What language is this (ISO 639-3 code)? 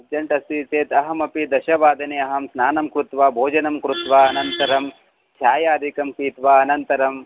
san